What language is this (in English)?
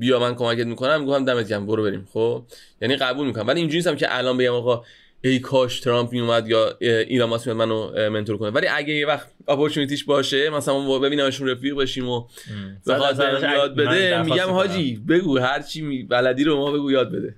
Persian